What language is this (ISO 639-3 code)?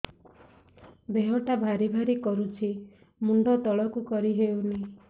ori